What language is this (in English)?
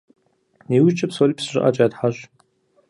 Kabardian